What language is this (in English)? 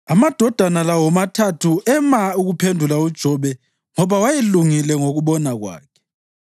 North Ndebele